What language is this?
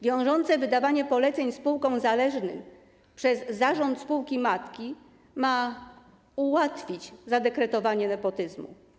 Polish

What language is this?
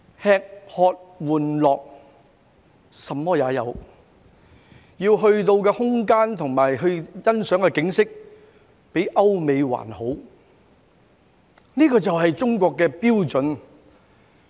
Cantonese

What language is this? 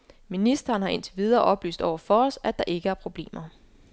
Danish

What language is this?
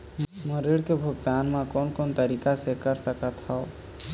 Chhattisgarhi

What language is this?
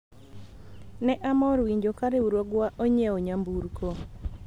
Luo (Kenya and Tanzania)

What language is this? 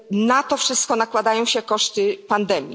Polish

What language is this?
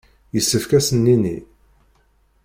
Kabyle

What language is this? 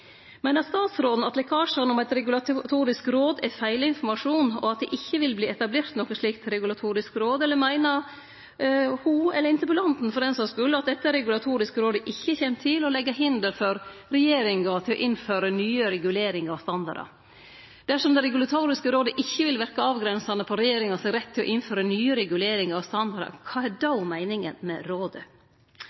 Norwegian Nynorsk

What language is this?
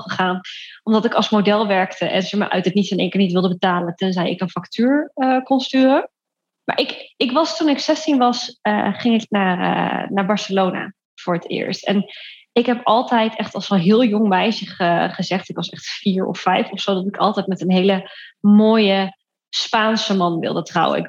Dutch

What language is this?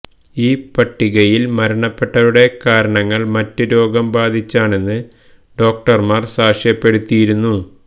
Malayalam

